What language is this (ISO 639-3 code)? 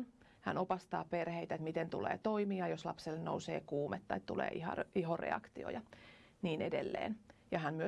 fin